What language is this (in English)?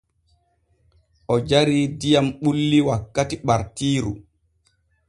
Borgu Fulfulde